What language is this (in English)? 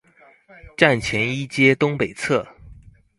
Chinese